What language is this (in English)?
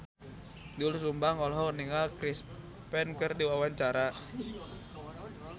Sundanese